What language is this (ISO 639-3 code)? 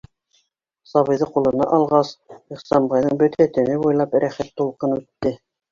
bak